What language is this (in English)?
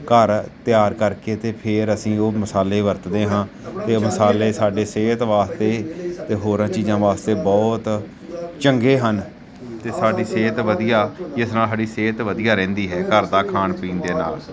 Punjabi